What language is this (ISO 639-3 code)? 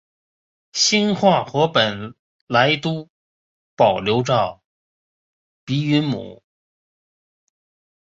zho